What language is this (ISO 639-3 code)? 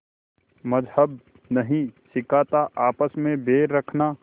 hin